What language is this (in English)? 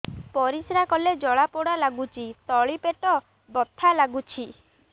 Odia